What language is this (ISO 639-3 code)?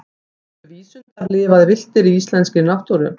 isl